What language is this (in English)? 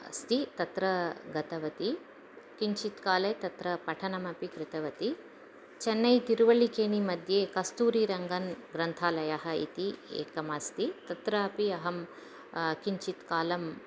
Sanskrit